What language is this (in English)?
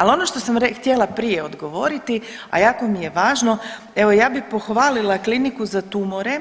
Croatian